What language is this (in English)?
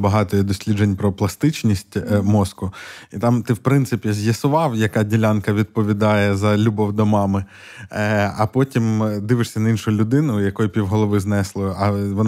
Ukrainian